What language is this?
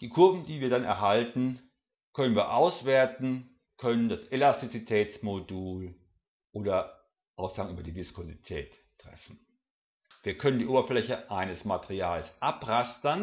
German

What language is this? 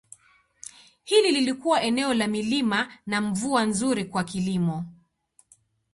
Swahili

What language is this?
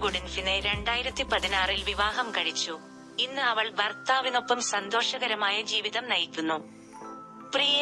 Malayalam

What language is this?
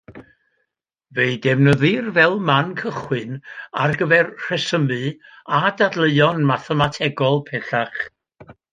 Welsh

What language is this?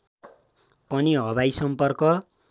Nepali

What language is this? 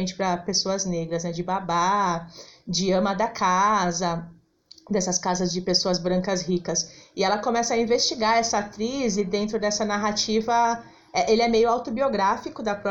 Portuguese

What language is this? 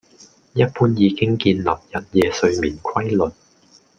Cantonese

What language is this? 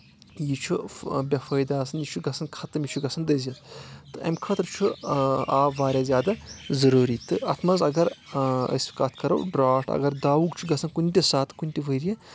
Kashmiri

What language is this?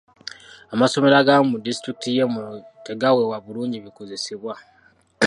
Ganda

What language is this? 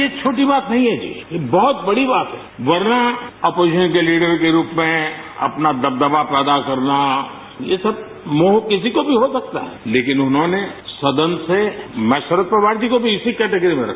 Hindi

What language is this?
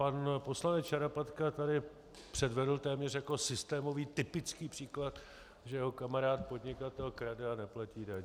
Czech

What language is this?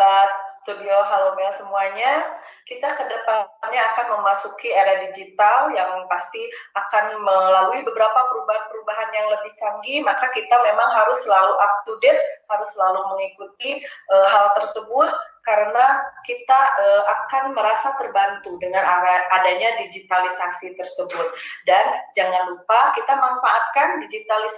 Indonesian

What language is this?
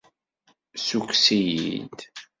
Kabyle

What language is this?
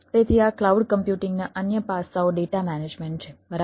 Gujarati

